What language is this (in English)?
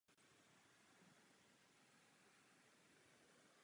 Czech